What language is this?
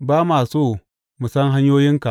Hausa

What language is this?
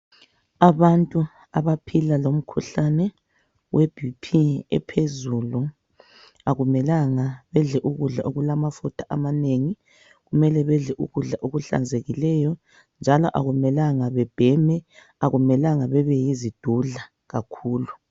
North Ndebele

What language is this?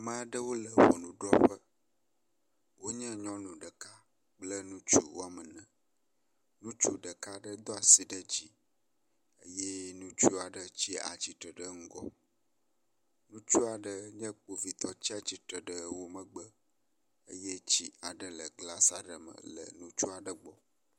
Ewe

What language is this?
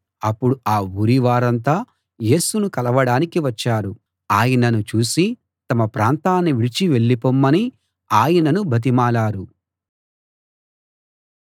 Telugu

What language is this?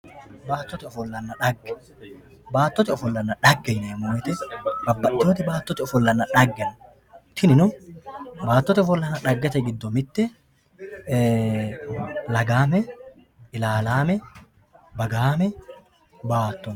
Sidamo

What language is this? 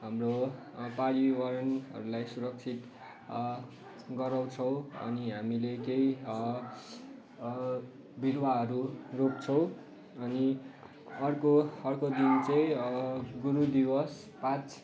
Nepali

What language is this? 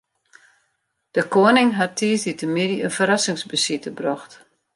Western Frisian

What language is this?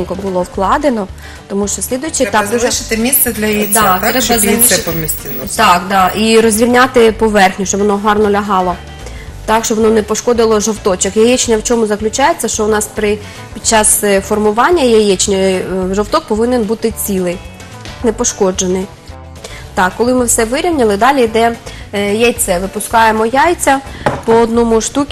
Russian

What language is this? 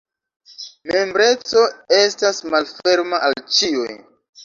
Esperanto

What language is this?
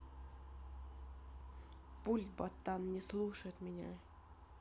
Russian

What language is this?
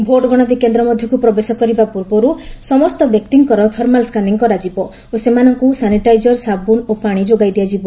Odia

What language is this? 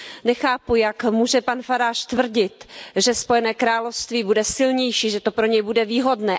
Czech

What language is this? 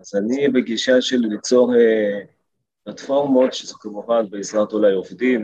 Hebrew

